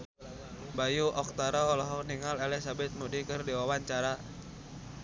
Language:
Sundanese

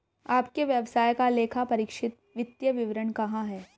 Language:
Hindi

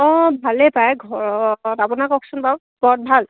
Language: Assamese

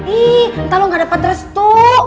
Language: Indonesian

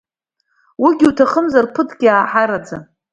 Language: Abkhazian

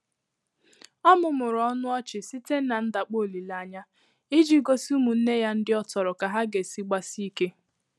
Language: Igbo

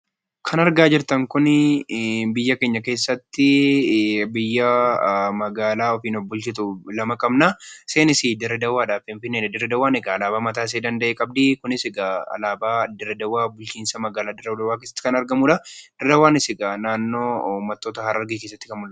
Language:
Oromo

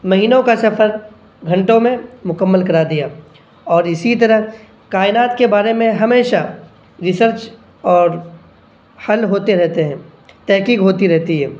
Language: Urdu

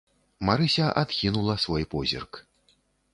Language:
Belarusian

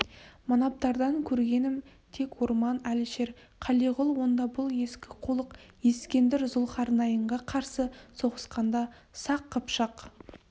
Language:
Kazakh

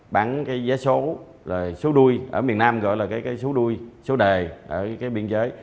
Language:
Vietnamese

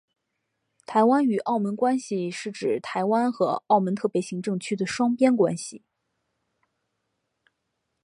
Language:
Chinese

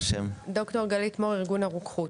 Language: Hebrew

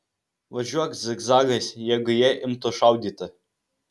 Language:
Lithuanian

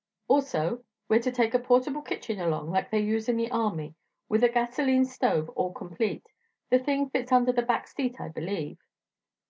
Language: English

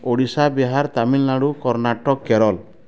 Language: Odia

